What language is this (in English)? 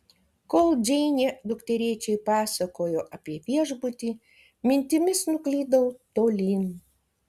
Lithuanian